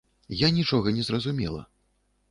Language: Belarusian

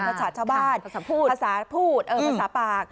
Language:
Thai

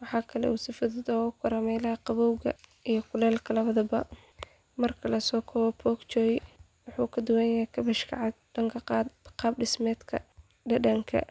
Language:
Somali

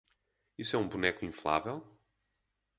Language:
Portuguese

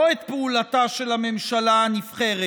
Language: Hebrew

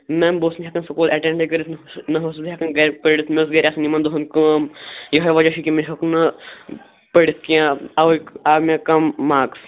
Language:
Kashmiri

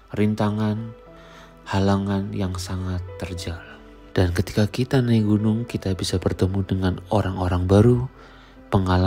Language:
Indonesian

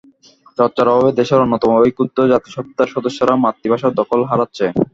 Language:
Bangla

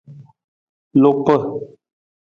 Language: Nawdm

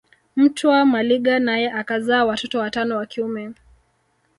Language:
Swahili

